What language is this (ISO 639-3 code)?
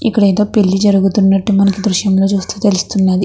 tel